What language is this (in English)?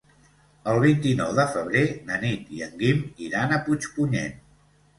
Catalan